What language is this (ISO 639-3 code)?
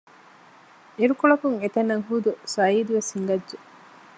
div